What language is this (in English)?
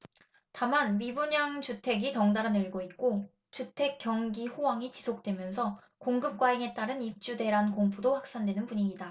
Korean